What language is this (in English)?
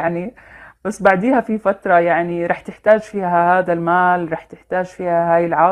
Arabic